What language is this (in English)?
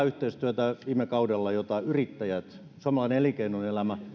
Finnish